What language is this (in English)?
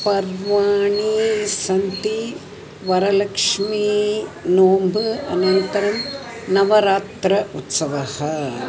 Sanskrit